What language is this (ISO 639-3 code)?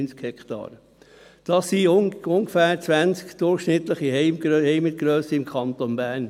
gsw